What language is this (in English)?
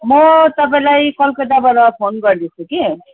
Nepali